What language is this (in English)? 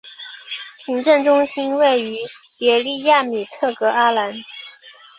Chinese